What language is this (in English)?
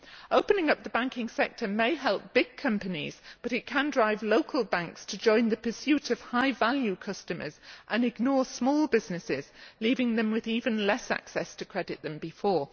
English